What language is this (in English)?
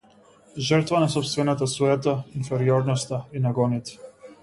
Macedonian